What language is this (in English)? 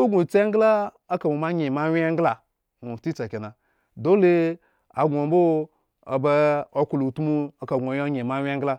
Eggon